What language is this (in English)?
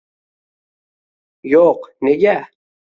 Uzbek